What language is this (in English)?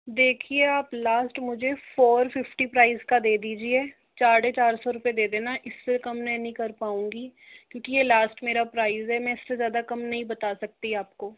Hindi